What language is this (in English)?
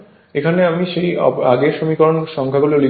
Bangla